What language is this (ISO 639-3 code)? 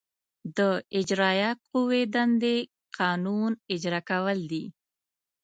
pus